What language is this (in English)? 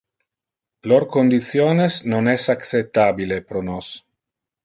Interlingua